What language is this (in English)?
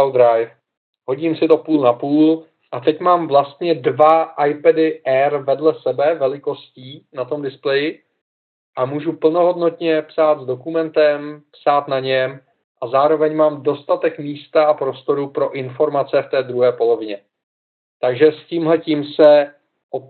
Czech